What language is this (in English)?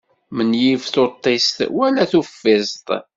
Kabyle